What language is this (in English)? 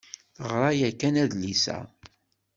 Kabyle